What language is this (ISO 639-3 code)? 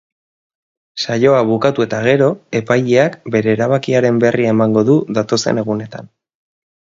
eus